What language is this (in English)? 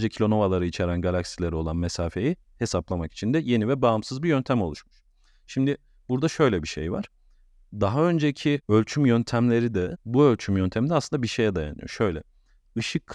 Turkish